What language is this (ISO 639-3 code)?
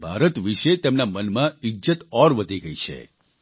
guj